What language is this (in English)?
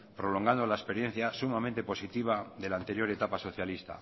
Spanish